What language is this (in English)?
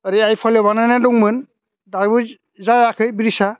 Bodo